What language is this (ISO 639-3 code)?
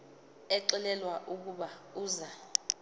xho